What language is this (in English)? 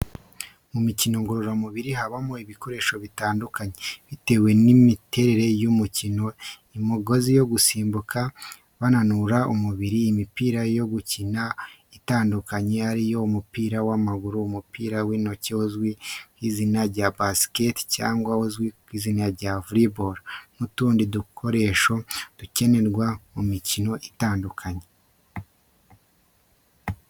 Kinyarwanda